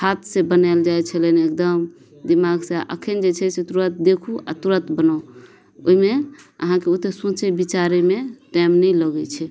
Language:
Maithili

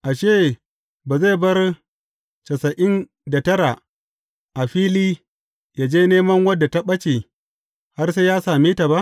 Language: Hausa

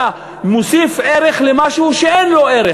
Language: Hebrew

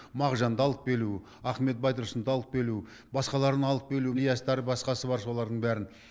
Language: Kazakh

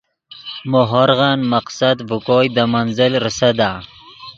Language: Yidgha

